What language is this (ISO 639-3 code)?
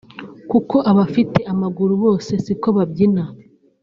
kin